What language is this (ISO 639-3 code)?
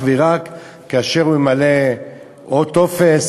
heb